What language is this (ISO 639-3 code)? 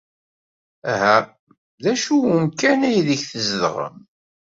kab